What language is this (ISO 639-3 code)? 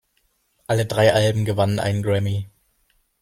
deu